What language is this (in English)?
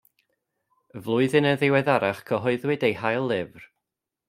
Welsh